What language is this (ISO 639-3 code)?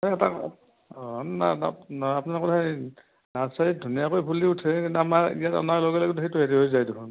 asm